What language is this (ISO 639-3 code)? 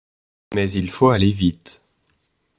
fra